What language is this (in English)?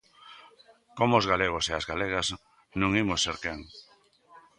Galician